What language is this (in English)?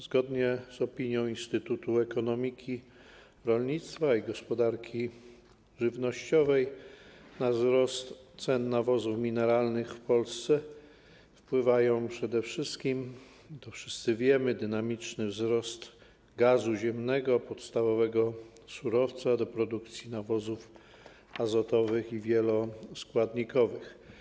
Polish